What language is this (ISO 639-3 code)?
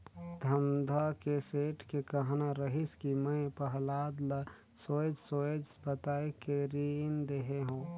hne